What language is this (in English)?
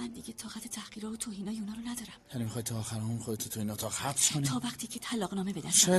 Persian